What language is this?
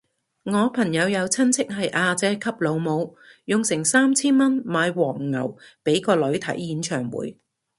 Cantonese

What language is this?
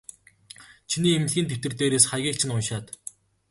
Mongolian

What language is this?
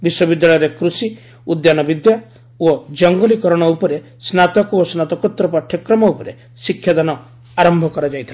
Odia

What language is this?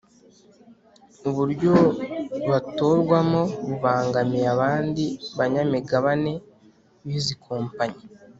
Kinyarwanda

